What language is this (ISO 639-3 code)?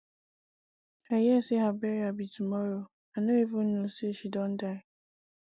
pcm